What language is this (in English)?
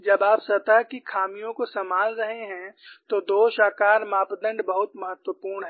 Hindi